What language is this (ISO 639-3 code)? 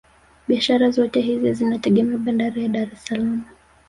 swa